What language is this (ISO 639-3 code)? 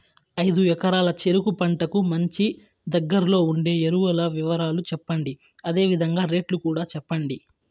tel